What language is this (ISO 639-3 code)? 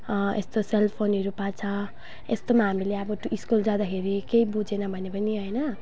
nep